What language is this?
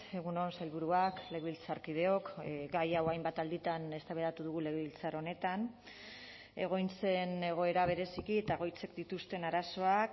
Basque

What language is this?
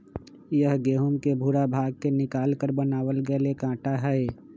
Magahi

